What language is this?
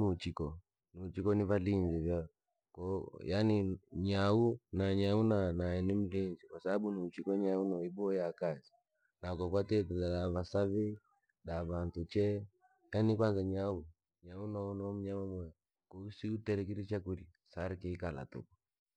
Langi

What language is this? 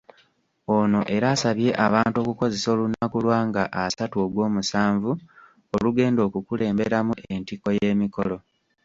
Ganda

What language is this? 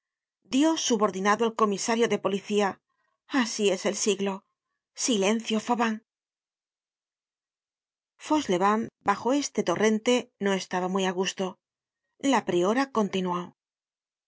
Spanish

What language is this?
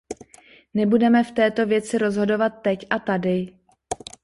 Czech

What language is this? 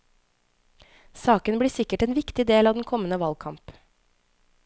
Norwegian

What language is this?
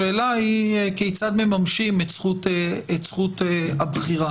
Hebrew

